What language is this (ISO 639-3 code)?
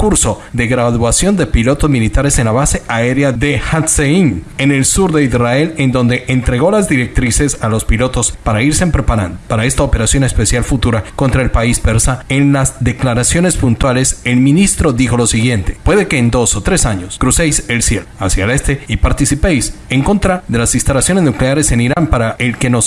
spa